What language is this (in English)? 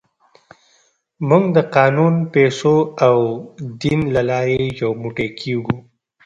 Pashto